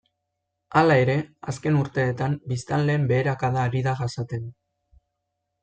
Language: Basque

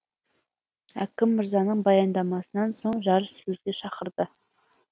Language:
Kazakh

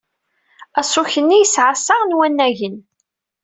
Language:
Kabyle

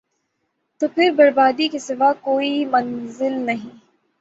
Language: Urdu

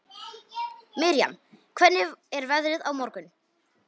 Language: Icelandic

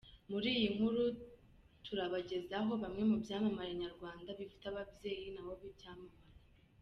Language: Kinyarwanda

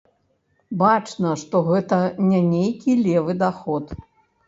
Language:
Belarusian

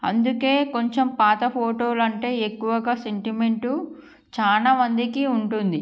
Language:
Telugu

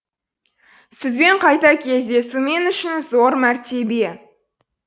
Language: Kazakh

